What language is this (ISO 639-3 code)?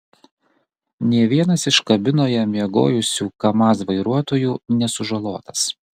lit